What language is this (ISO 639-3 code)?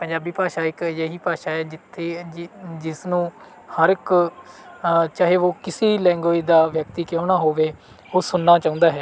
pan